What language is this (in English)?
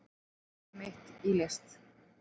Icelandic